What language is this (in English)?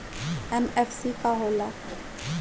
Bhojpuri